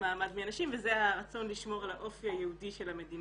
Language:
Hebrew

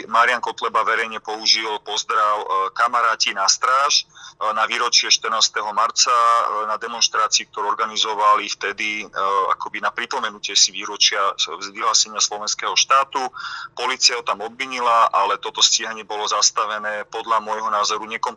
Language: Slovak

